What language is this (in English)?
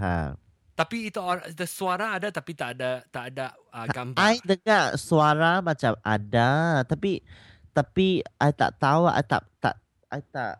Malay